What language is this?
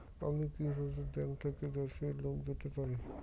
Bangla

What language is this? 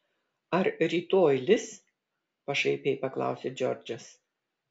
Lithuanian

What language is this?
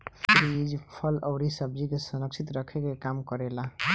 Bhojpuri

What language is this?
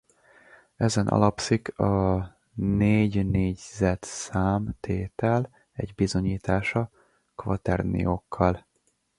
Hungarian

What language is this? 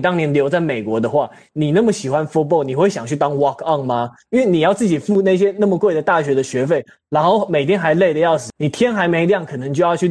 Chinese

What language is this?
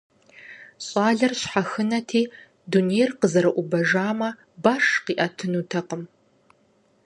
Kabardian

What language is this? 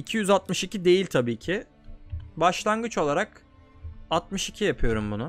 Turkish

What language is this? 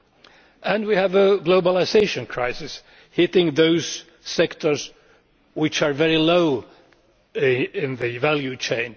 English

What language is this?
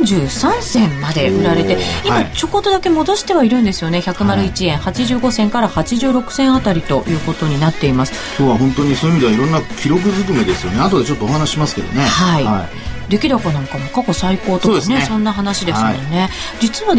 Japanese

